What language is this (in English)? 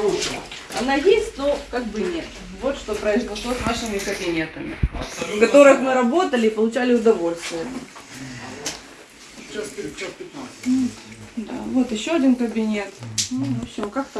Ukrainian